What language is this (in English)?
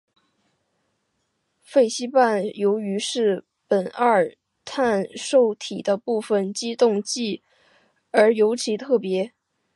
Chinese